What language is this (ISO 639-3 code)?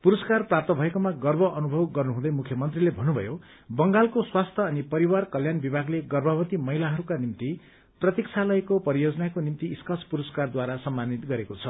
nep